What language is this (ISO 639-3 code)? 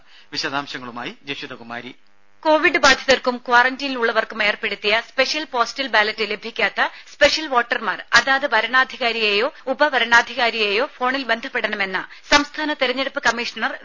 mal